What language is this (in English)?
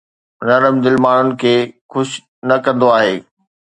Sindhi